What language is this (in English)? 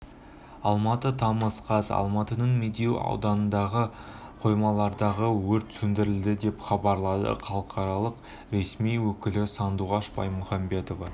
Kazakh